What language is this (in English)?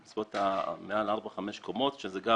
Hebrew